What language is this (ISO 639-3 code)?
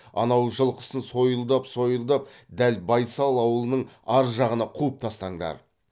kaz